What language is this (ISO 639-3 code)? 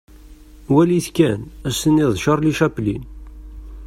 kab